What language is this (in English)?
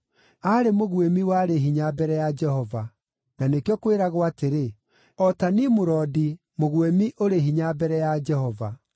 Kikuyu